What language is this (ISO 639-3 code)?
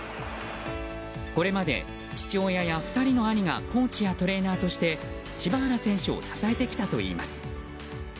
jpn